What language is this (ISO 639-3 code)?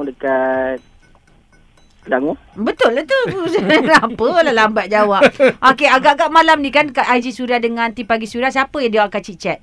msa